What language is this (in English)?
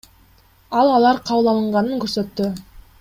Kyrgyz